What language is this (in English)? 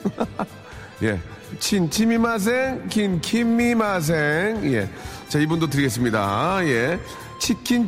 Korean